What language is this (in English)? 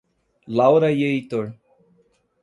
Portuguese